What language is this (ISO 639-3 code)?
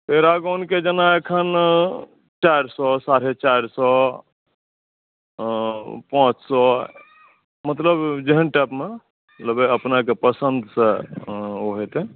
mai